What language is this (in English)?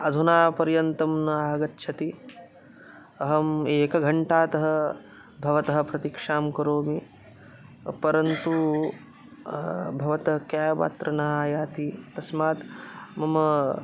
Sanskrit